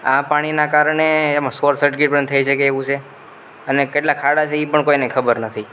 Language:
Gujarati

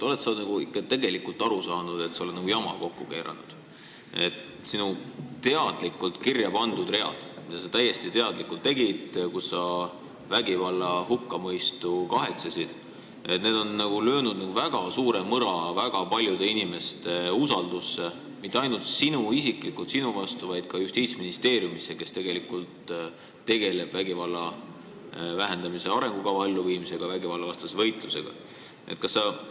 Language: Estonian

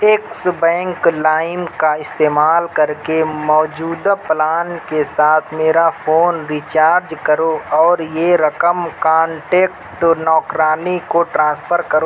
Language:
Urdu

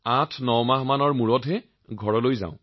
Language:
Assamese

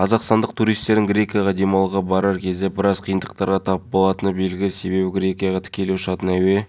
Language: Kazakh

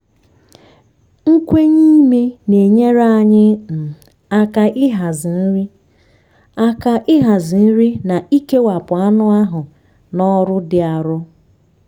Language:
Igbo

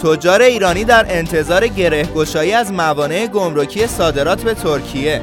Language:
Persian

